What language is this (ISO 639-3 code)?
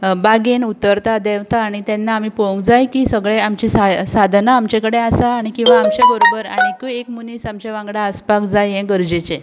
kok